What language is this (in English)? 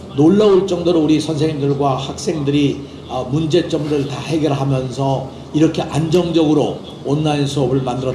Korean